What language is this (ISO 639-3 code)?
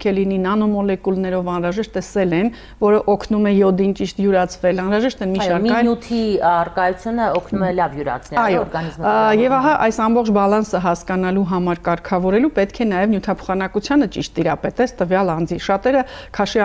ron